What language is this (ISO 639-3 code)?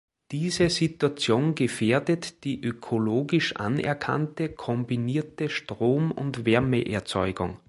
deu